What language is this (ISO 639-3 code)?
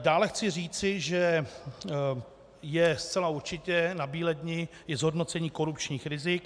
ces